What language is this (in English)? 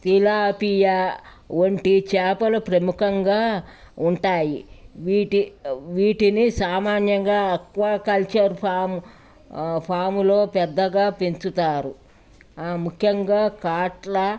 Telugu